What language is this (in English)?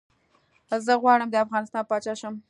Pashto